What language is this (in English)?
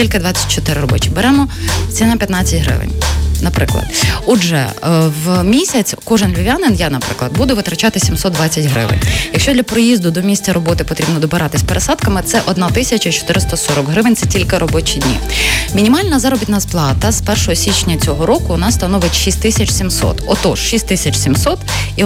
Ukrainian